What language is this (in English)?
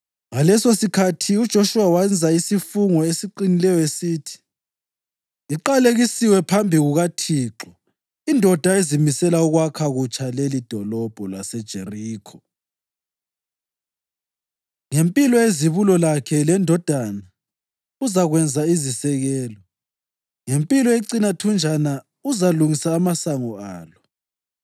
North Ndebele